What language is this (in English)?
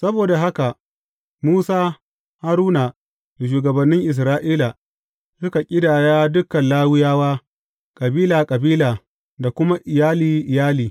Hausa